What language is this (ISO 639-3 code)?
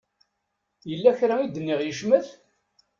kab